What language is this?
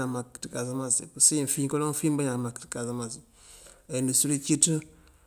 Mandjak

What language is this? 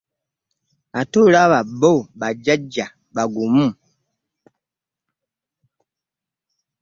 Ganda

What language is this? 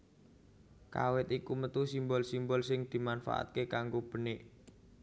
Javanese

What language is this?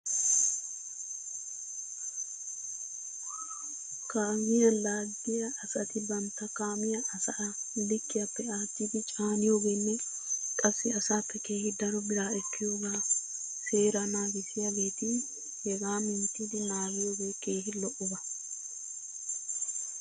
Wolaytta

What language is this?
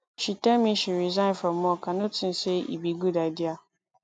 Nigerian Pidgin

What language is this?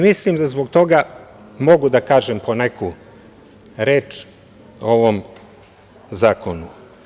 Serbian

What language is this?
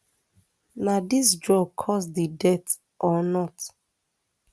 Nigerian Pidgin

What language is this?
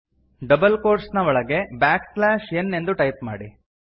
Kannada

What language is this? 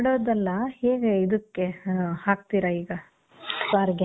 Kannada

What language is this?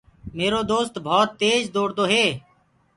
Gurgula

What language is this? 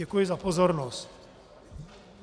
Czech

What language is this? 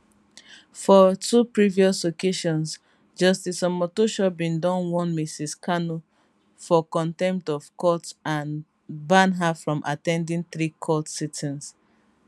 Nigerian Pidgin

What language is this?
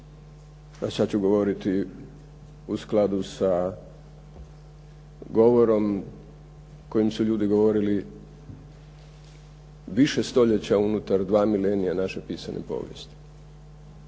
Croatian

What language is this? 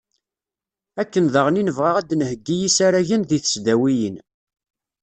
Kabyle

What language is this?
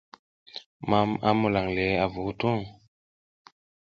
South Giziga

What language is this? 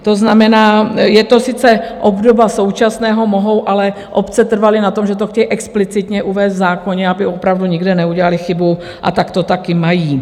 Czech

